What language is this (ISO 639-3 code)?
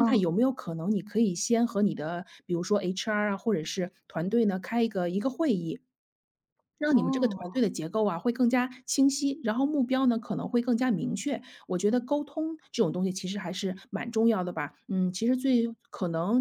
zho